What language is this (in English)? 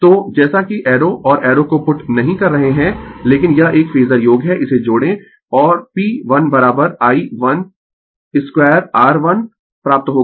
Hindi